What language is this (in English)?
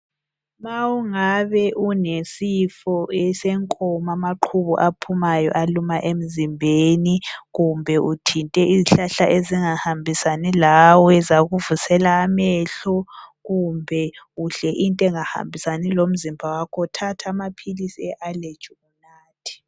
North Ndebele